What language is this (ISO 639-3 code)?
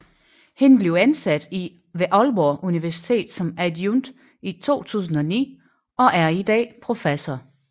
dan